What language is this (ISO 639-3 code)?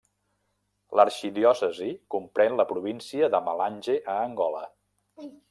cat